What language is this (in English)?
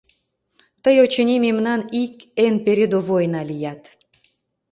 Mari